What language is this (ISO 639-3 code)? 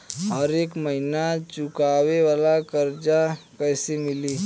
bho